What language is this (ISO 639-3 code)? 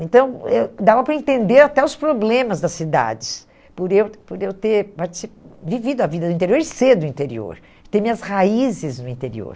por